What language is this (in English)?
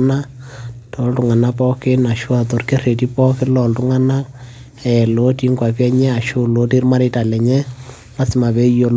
Masai